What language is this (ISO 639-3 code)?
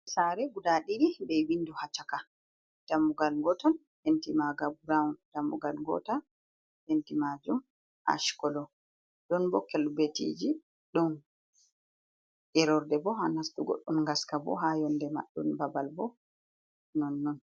ful